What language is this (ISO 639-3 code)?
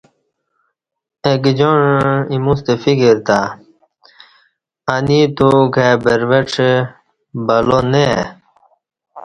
bsh